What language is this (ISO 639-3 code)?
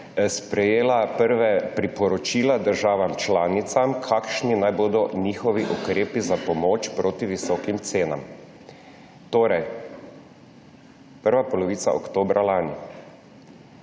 slv